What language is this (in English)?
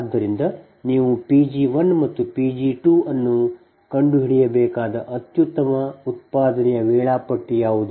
Kannada